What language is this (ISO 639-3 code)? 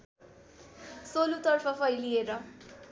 nep